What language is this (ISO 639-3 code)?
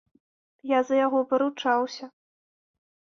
bel